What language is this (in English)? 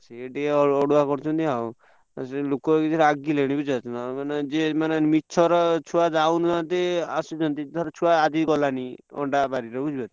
Odia